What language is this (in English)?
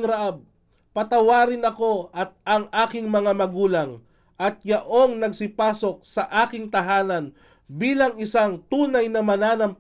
Filipino